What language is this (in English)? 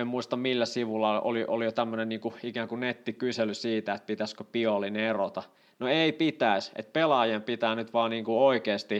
Finnish